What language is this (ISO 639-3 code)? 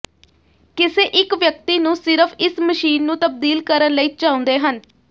pan